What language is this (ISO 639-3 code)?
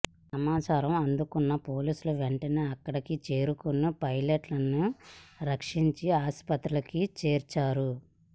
tel